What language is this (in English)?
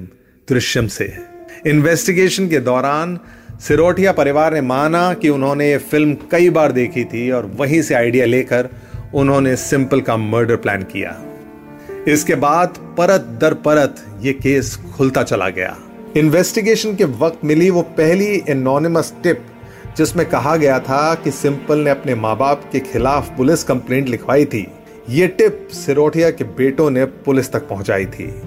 Hindi